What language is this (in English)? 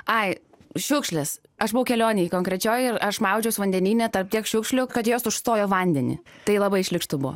Lithuanian